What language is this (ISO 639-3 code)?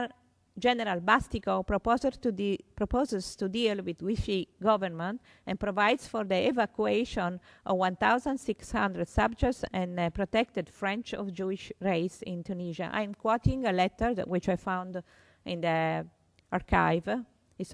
eng